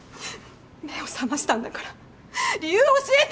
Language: Japanese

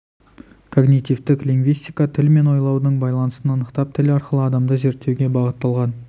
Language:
Kazakh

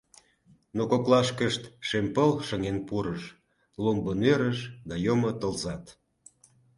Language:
Mari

